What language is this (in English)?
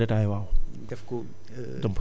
Wolof